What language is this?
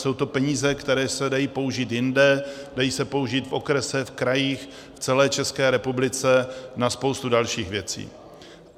Czech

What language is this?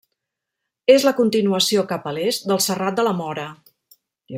Catalan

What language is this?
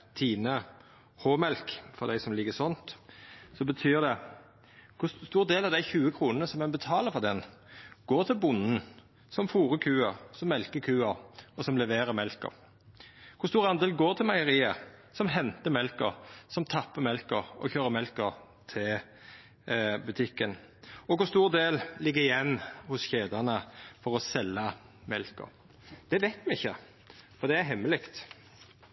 Norwegian Nynorsk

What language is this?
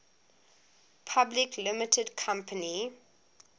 English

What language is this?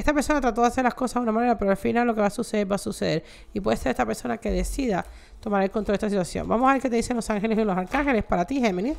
Spanish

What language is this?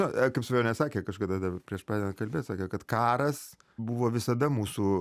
Lithuanian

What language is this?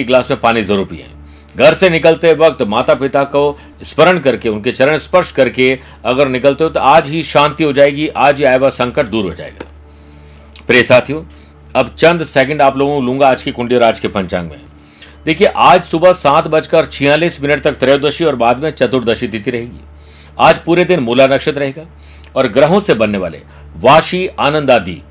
Hindi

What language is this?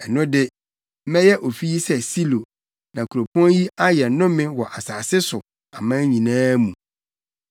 Akan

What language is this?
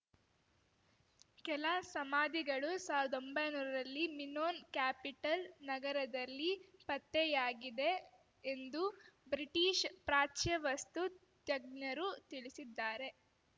Kannada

